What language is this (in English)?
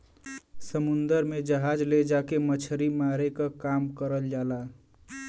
Bhojpuri